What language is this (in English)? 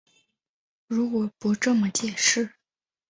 Chinese